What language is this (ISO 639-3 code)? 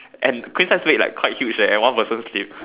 eng